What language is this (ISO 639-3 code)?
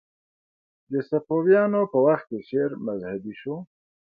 pus